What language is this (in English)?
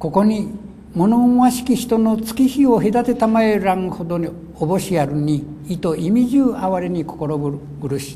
Japanese